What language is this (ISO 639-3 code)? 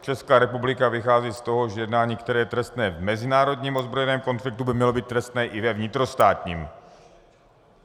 ces